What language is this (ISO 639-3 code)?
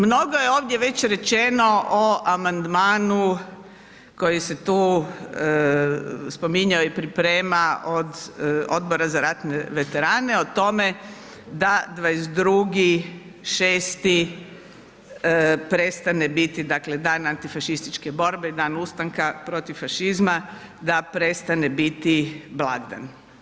hrv